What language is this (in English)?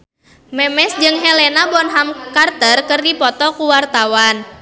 Sundanese